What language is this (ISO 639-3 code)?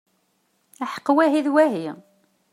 kab